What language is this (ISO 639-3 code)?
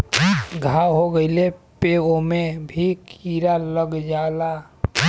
bho